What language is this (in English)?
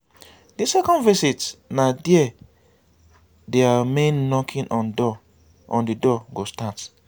Nigerian Pidgin